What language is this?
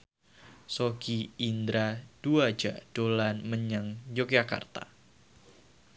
Javanese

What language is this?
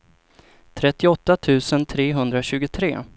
Swedish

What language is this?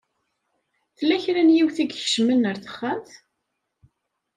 Kabyle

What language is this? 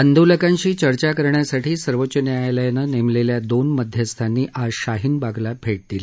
Marathi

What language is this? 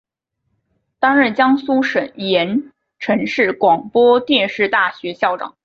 Chinese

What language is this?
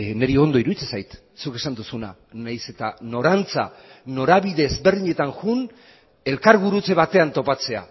Basque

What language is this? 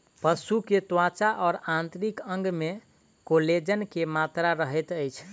Maithili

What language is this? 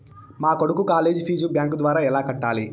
Telugu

